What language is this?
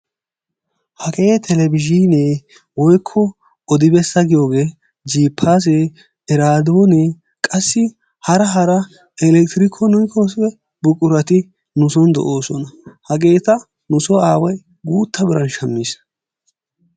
Wolaytta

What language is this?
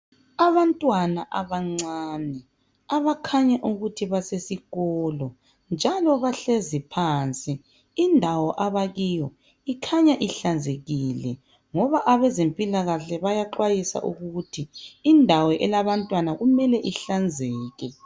North Ndebele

